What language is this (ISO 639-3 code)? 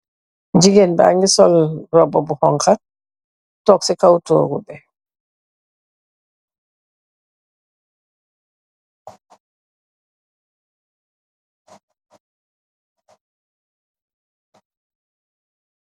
wol